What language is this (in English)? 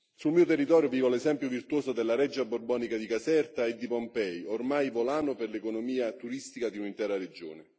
Italian